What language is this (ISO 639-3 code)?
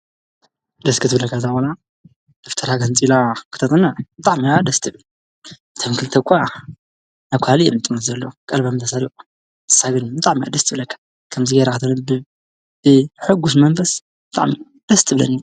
tir